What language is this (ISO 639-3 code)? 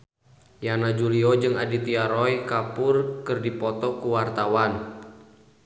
sun